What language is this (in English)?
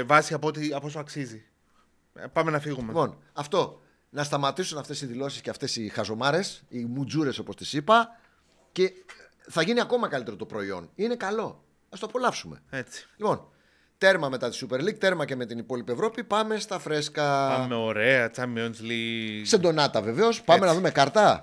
Greek